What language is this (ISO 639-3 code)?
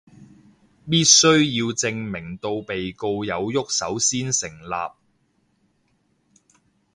yue